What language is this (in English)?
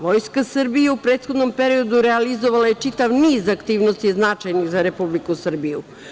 Serbian